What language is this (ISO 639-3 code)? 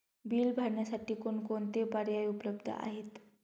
mar